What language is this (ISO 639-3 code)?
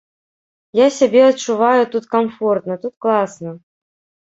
bel